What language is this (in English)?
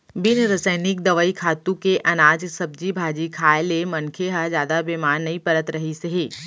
Chhattisgarhi